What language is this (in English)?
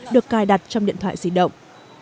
Vietnamese